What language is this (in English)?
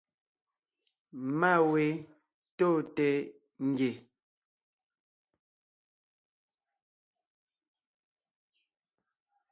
Ngiemboon